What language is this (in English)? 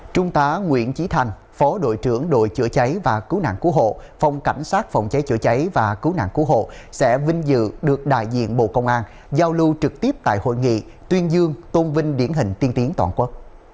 Vietnamese